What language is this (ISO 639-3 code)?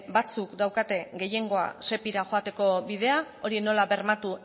eus